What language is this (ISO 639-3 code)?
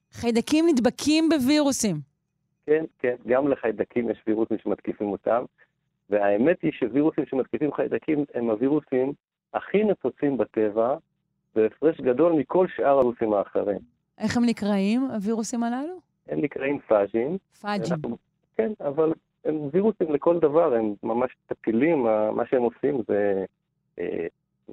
heb